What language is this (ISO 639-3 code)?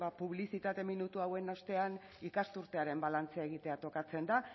eus